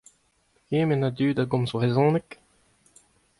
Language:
Breton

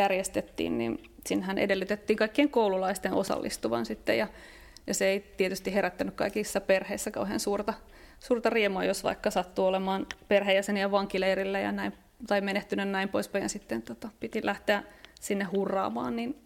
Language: Finnish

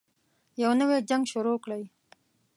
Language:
Pashto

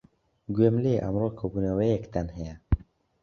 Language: Central Kurdish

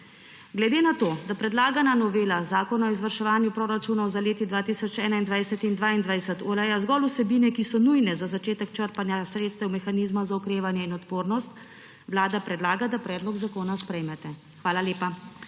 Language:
Slovenian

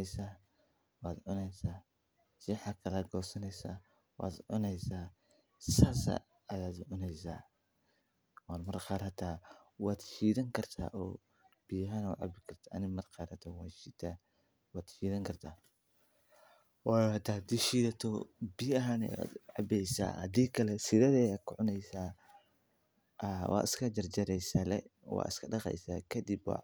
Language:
Somali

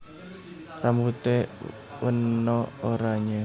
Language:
Javanese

